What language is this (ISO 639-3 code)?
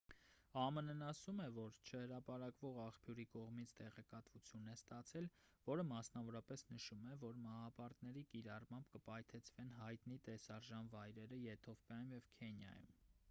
hye